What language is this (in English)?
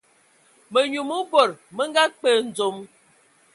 Ewondo